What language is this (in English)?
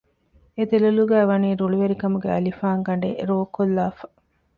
Divehi